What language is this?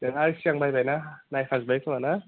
Bodo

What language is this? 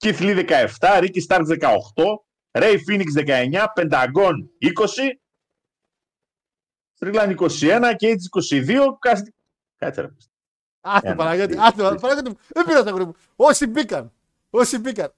Greek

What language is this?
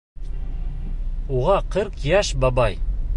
Bashkir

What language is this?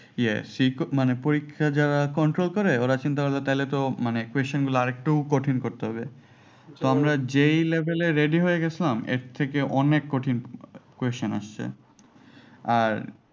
Bangla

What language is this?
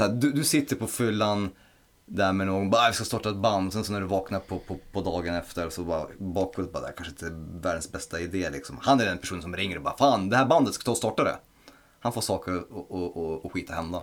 Swedish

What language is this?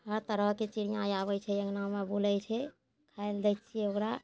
Maithili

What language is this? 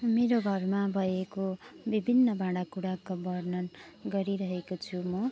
Nepali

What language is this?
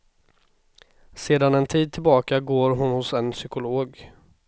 Swedish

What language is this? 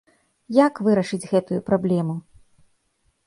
Belarusian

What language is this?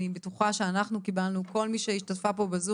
Hebrew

